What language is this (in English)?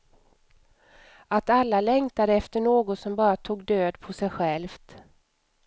Swedish